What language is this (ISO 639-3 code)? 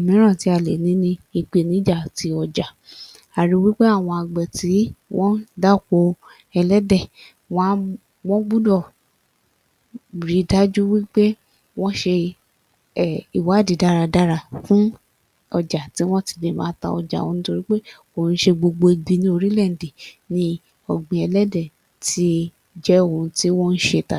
yor